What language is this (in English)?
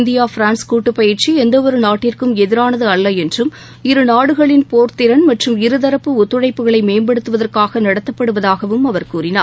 Tamil